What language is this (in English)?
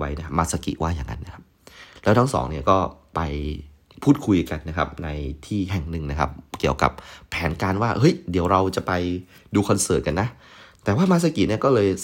Thai